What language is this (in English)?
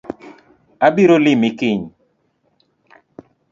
Luo (Kenya and Tanzania)